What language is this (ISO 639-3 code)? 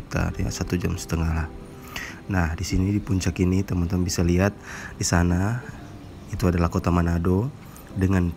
ind